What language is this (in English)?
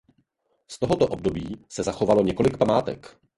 Czech